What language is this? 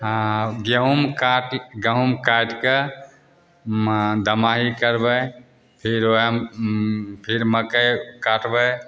Maithili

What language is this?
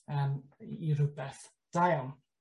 Welsh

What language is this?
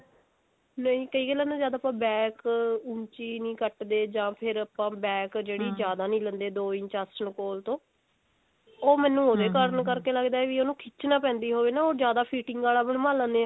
Punjabi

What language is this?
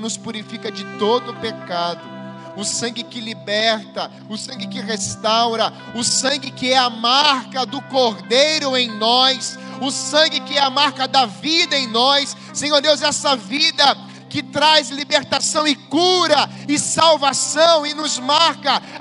Portuguese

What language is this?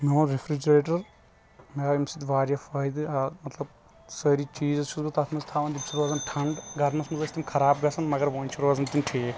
Kashmiri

